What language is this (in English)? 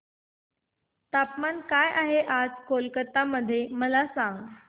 Marathi